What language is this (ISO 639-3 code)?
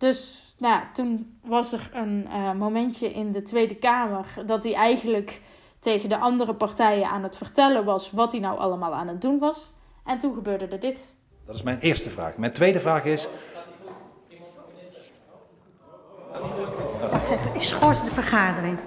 nld